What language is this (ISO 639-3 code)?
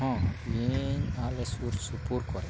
sat